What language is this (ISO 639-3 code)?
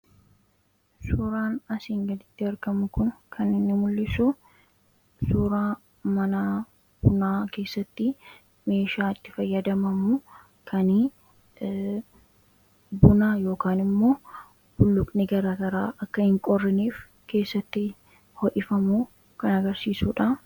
orm